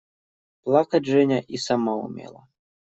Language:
Russian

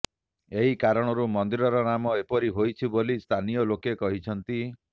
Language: Odia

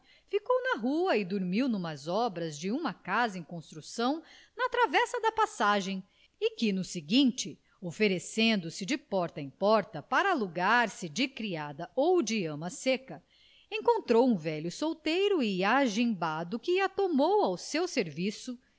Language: Portuguese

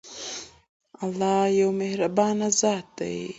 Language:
Pashto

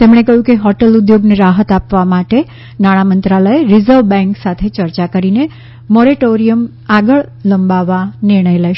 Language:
Gujarati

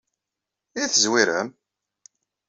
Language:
Kabyle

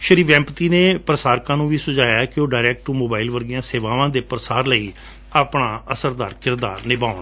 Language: Punjabi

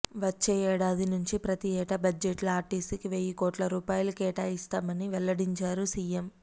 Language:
Telugu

